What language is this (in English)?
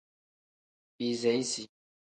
Tem